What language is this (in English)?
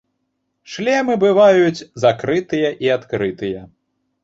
Belarusian